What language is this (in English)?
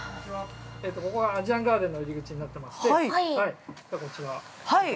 Japanese